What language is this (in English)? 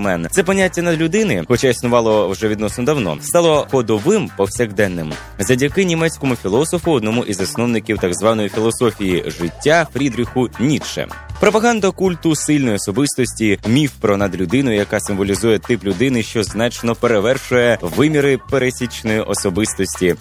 Ukrainian